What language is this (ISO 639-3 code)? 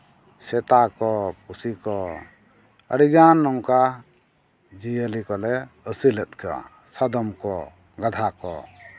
sat